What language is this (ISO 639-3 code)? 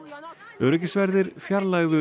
isl